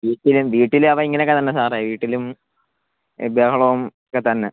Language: Malayalam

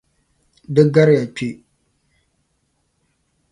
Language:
Dagbani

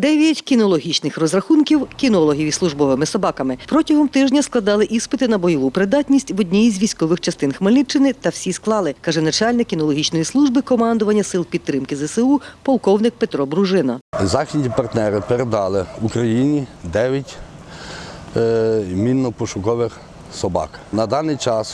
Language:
Ukrainian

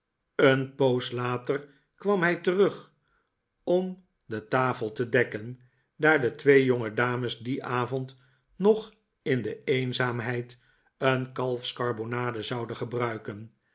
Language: Dutch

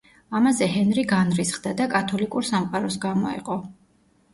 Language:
Georgian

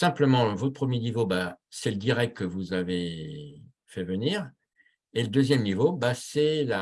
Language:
French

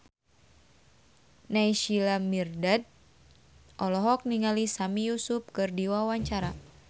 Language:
Sundanese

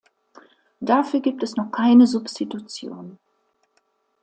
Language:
German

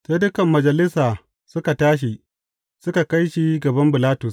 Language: Hausa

